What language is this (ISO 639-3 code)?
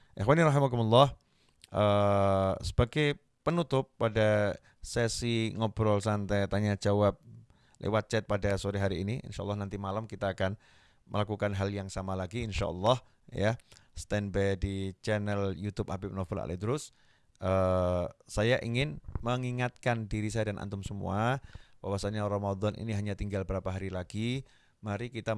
ind